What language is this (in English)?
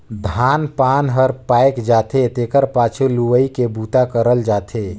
Chhattisgarhi